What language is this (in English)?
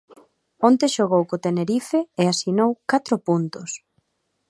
Galician